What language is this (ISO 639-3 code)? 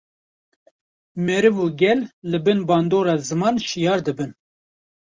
kur